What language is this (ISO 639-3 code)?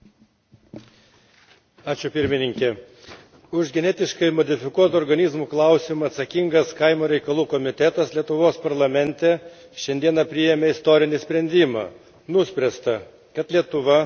lit